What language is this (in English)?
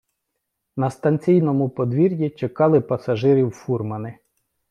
Ukrainian